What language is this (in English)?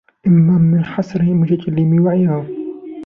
Arabic